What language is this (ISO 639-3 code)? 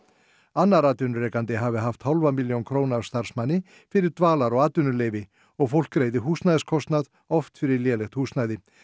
isl